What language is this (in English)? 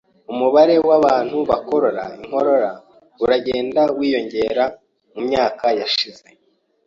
Kinyarwanda